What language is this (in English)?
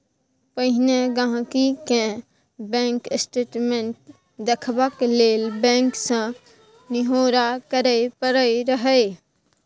Maithili